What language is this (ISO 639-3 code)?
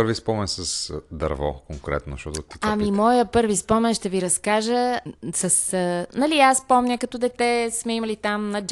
bul